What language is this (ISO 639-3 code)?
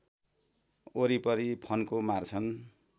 nep